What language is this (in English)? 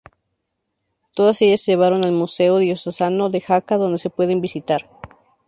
Spanish